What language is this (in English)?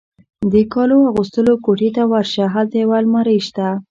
Pashto